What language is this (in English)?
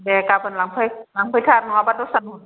Bodo